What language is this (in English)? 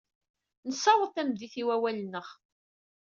Kabyle